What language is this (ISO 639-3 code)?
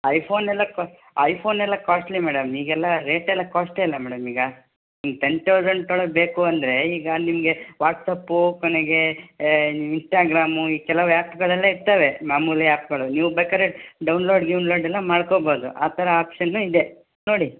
kan